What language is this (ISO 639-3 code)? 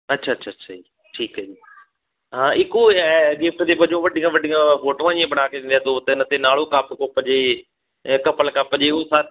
pan